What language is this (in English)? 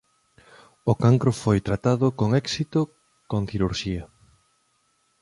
Galician